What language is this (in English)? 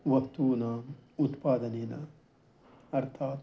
Sanskrit